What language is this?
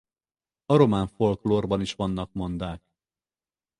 Hungarian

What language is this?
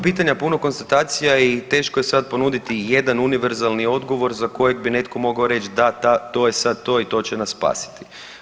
Croatian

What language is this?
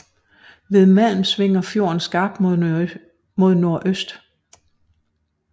Danish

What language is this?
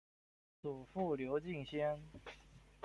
Chinese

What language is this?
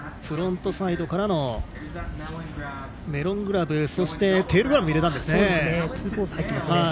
Japanese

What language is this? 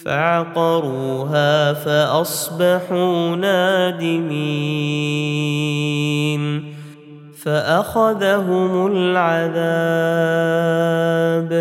Arabic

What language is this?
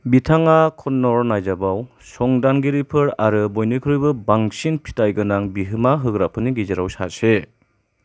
Bodo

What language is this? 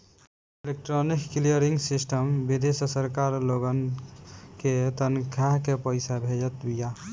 Bhojpuri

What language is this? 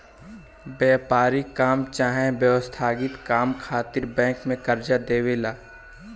Bhojpuri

